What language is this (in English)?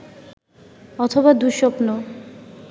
Bangla